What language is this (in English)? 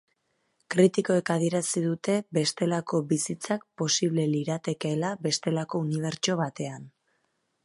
Basque